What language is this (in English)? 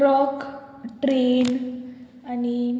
Konkani